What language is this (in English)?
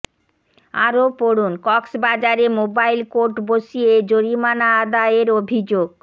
Bangla